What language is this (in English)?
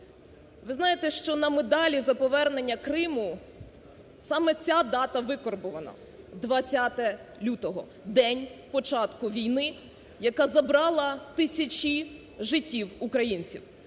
Ukrainian